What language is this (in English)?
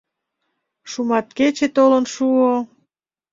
Mari